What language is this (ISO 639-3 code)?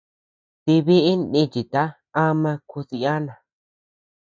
cux